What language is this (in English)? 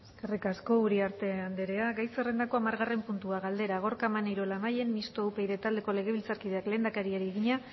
Basque